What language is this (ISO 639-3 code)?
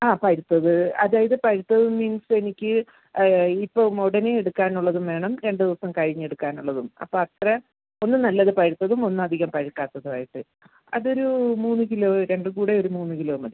mal